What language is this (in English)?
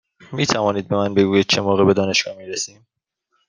Persian